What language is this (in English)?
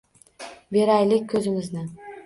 Uzbek